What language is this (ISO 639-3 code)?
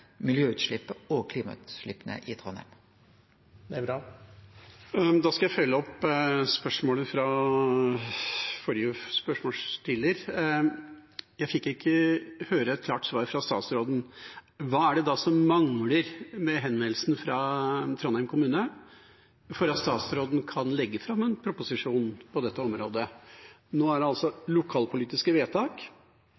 nor